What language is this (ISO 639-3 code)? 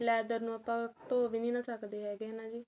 pan